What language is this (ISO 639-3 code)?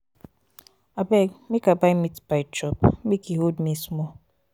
pcm